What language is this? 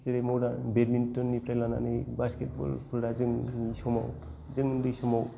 Bodo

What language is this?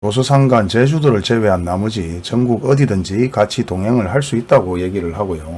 Korean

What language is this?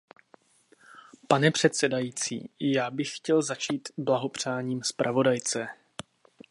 Czech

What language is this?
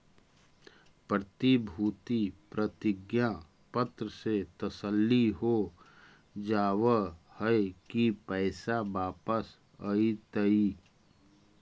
Magahi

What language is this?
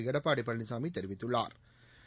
Tamil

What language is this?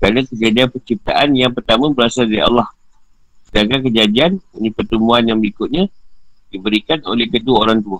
Malay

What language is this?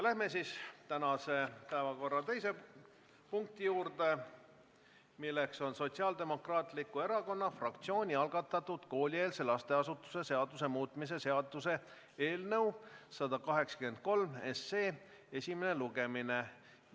Estonian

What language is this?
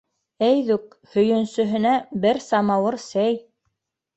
Bashkir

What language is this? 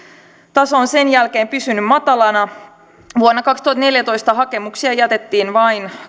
Finnish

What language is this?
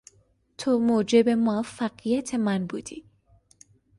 Persian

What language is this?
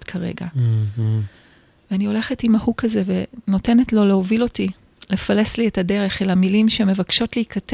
Hebrew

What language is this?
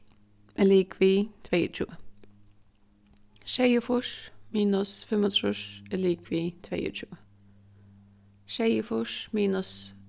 Faroese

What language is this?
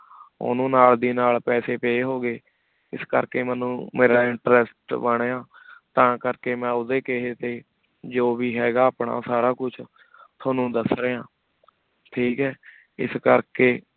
Punjabi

